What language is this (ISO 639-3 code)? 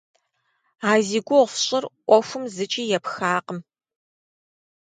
kbd